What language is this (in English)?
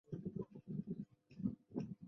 Chinese